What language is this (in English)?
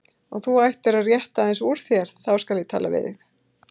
Icelandic